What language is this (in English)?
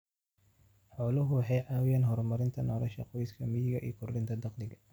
Somali